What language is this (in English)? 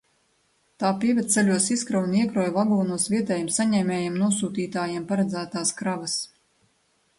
Latvian